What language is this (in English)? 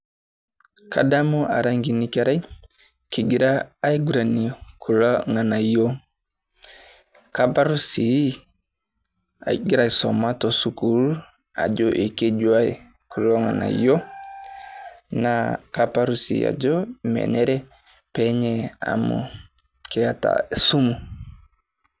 Masai